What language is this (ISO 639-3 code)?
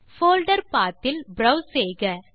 tam